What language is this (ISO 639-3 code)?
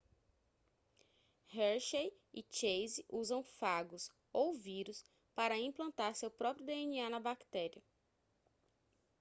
por